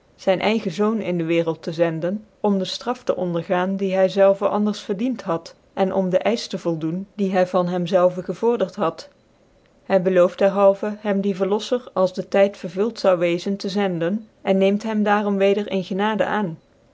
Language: Dutch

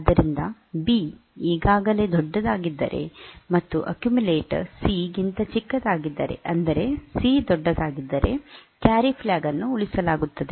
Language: Kannada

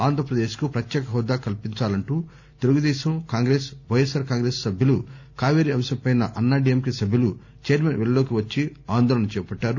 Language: Telugu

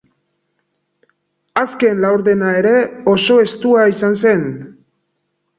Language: Basque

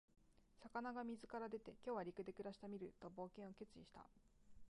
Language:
Japanese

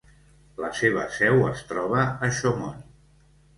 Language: Catalan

